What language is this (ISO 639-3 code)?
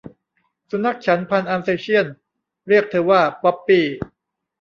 tha